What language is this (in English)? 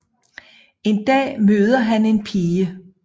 Danish